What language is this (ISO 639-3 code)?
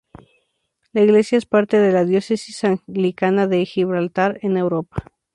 spa